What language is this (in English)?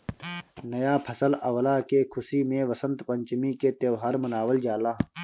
Bhojpuri